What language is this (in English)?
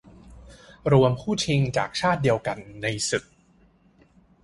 Thai